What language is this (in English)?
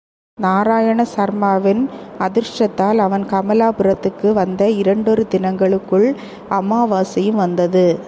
Tamil